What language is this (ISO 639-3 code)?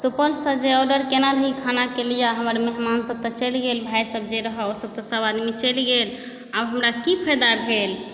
mai